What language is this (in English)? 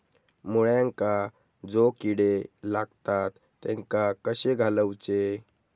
Marathi